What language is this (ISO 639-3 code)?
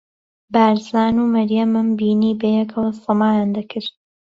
ckb